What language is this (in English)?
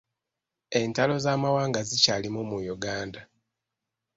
Ganda